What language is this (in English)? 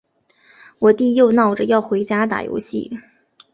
Chinese